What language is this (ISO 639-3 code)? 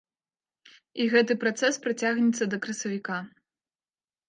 bel